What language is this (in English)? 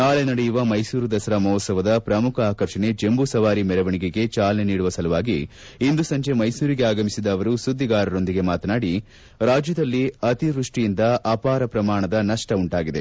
Kannada